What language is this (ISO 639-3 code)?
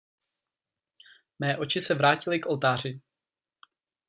ces